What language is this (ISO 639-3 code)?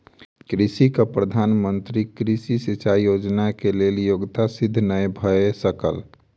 mai